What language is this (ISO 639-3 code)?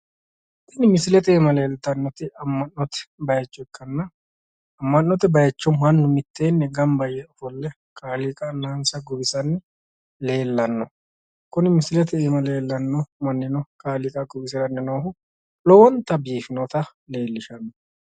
sid